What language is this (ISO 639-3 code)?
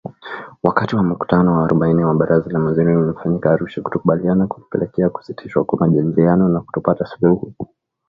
swa